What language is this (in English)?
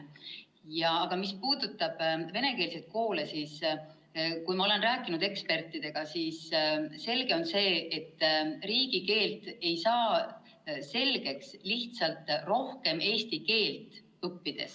Estonian